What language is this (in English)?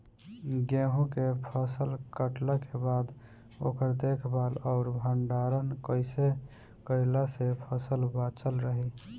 Bhojpuri